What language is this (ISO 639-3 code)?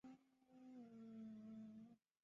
zho